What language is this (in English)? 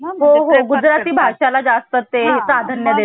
Marathi